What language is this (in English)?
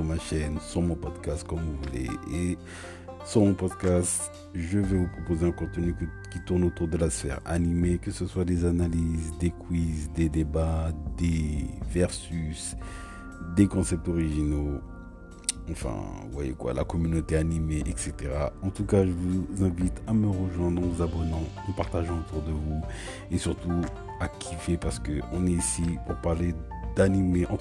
French